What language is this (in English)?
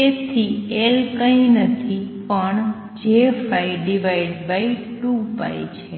Gujarati